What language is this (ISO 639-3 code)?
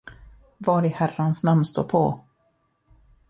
swe